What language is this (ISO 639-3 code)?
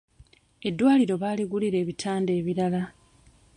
lug